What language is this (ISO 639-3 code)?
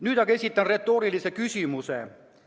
est